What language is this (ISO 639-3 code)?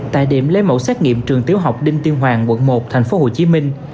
vie